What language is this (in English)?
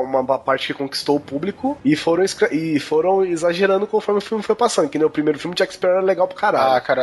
Portuguese